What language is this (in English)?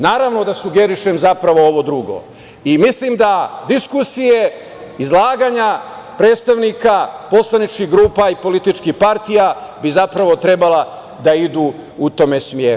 Serbian